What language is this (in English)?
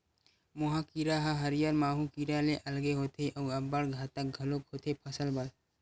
Chhattisgarhi